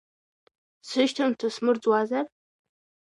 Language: Abkhazian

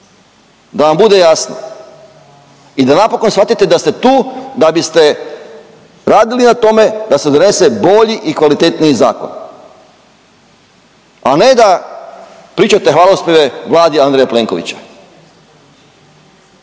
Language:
Croatian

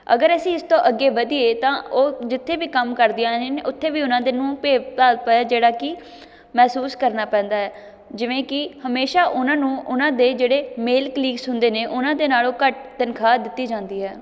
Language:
Punjabi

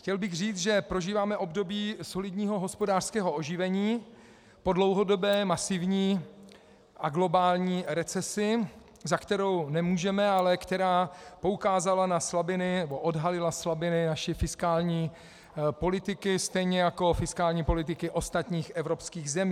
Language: Czech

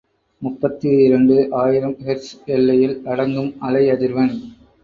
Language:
Tamil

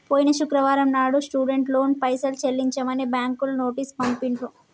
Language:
Telugu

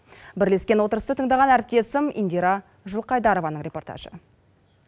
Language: Kazakh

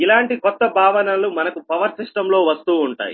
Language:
Telugu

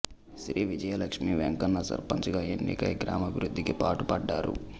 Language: Telugu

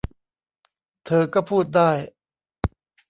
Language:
Thai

